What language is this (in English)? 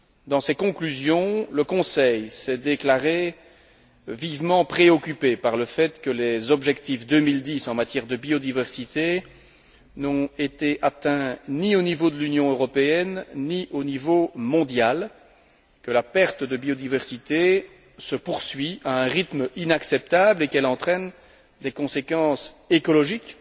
French